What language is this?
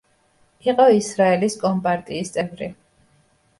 Georgian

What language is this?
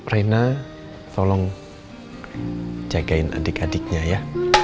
Indonesian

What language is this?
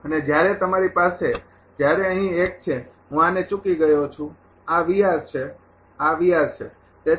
Gujarati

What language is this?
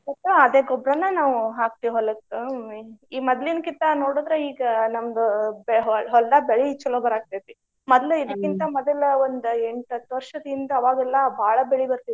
Kannada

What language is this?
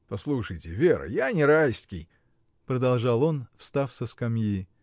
Russian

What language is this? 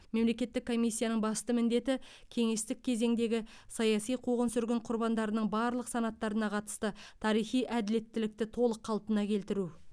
Kazakh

